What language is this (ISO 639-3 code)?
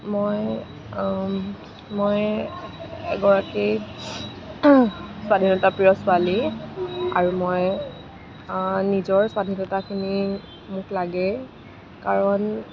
asm